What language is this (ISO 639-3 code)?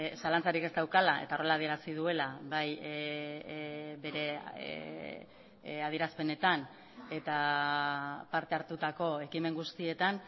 eus